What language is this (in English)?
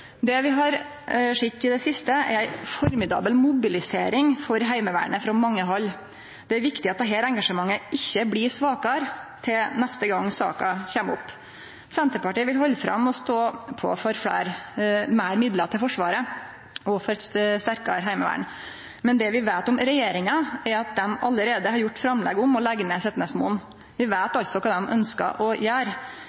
Norwegian Nynorsk